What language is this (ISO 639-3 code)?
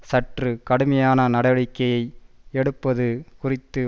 tam